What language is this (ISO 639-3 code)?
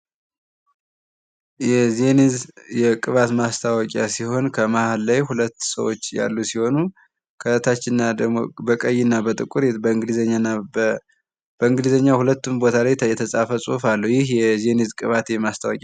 amh